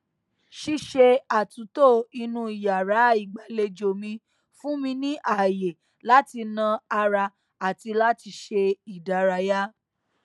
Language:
Yoruba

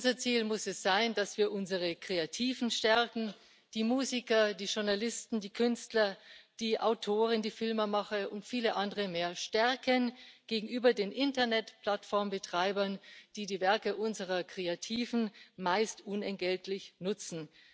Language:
German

